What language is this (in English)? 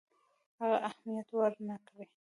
Pashto